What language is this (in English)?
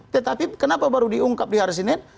Indonesian